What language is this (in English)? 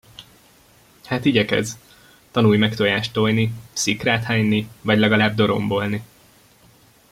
Hungarian